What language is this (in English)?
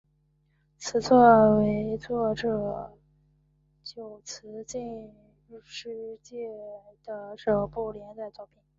Chinese